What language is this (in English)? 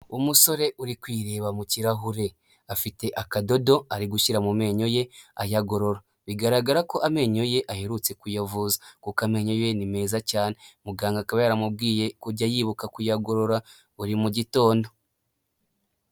Kinyarwanda